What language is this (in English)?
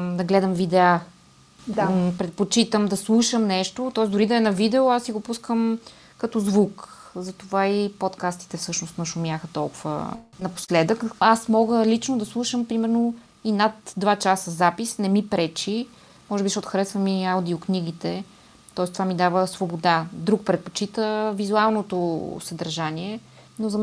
Bulgarian